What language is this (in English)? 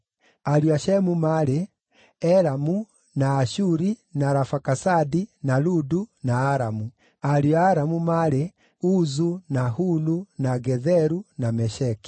Kikuyu